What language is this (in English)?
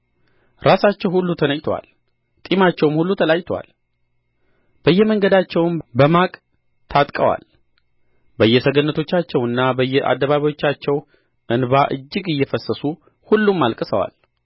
Amharic